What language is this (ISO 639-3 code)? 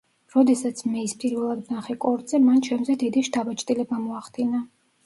kat